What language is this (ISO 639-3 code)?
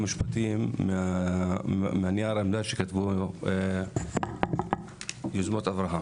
heb